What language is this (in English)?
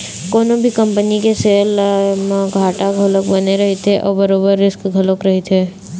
Chhattisgarhi